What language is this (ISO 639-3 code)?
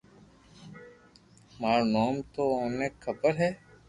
lrk